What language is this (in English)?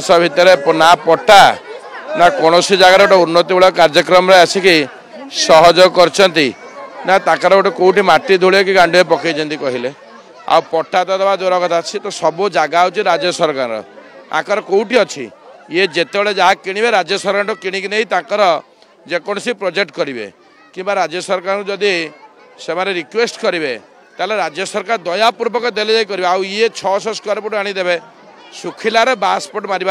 Bangla